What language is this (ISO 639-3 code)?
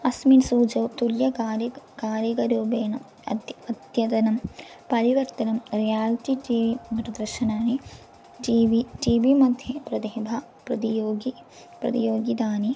san